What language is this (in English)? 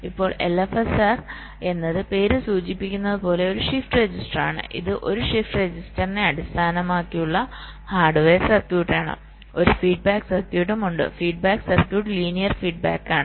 Malayalam